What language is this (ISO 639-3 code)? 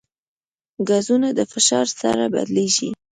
pus